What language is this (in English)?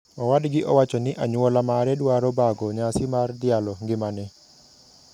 Luo (Kenya and Tanzania)